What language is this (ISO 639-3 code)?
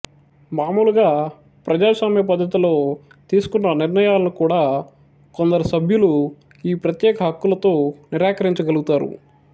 tel